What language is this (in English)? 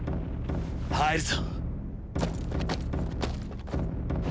Japanese